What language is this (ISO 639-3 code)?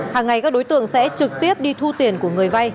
vie